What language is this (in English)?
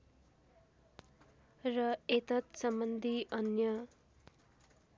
Nepali